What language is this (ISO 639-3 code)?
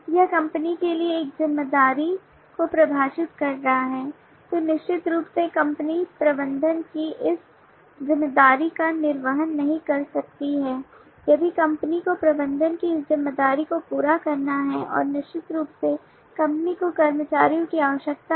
hin